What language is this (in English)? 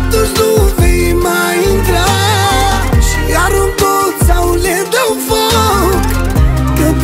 Romanian